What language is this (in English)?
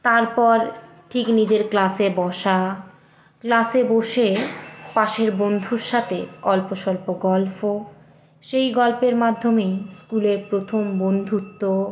Bangla